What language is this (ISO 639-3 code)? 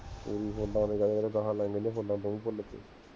pan